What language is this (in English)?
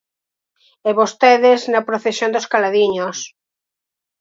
Galician